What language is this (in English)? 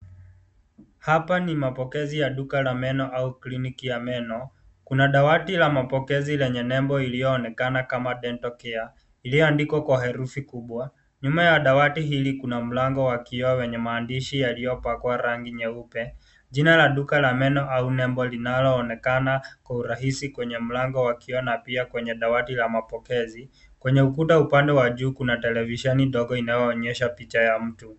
Swahili